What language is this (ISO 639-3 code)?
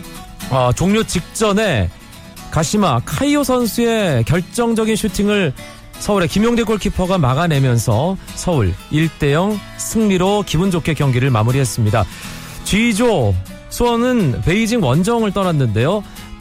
kor